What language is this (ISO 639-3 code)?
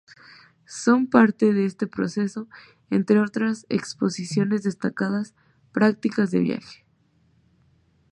spa